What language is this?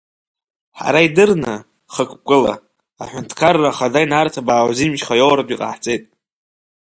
Abkhazian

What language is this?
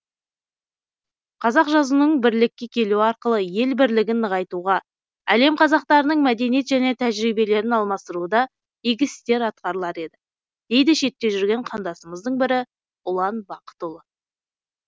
Kazakh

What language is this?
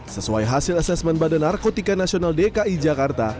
Indonesian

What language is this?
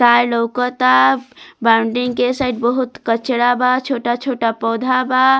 Bhojpuri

